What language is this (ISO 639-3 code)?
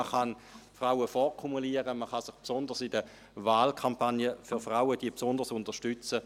gsw